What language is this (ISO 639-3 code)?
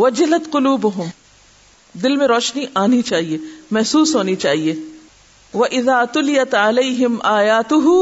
urd